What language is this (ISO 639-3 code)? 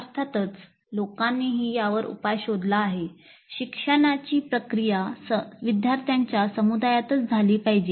mar